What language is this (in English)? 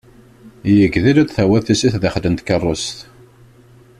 Kabyle